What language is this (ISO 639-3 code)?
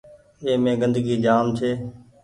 gig